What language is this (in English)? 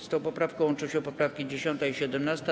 Polish